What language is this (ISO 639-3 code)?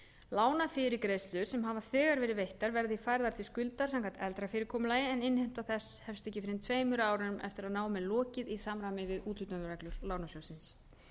isl